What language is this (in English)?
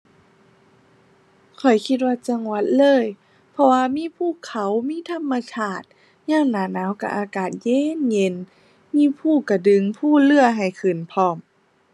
Thai